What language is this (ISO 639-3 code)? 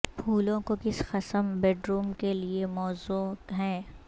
urd